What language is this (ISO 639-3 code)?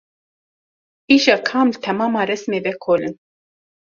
kur